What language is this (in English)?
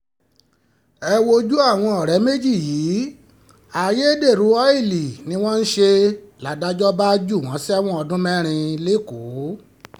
Yoruba